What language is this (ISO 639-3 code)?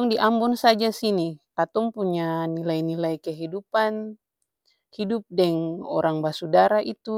abs